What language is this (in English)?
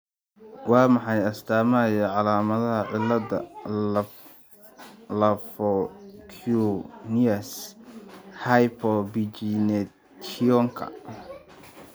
Somali